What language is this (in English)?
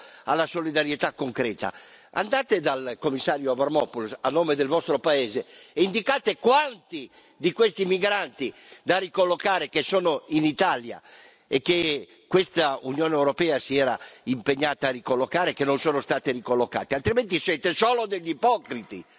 Italian